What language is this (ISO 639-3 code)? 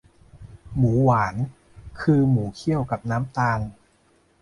tha